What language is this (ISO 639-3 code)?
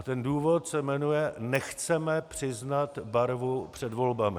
ces